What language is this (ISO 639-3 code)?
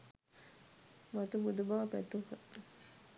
sin